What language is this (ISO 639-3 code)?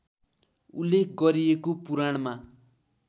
nep